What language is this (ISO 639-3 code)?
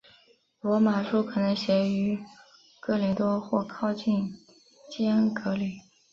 zho